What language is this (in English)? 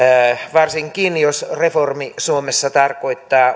Finnish